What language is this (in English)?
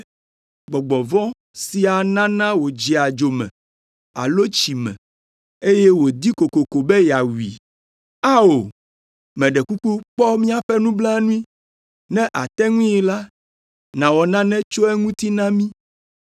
Ewe